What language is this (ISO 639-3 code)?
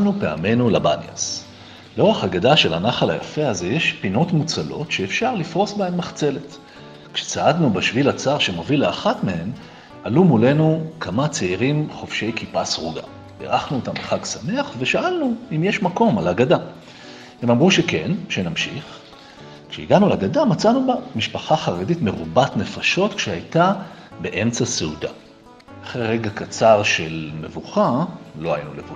heb